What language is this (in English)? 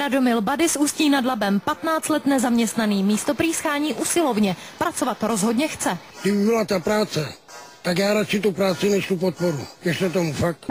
Czech